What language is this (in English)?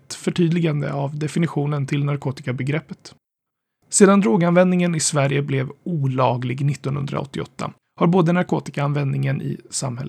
Swedish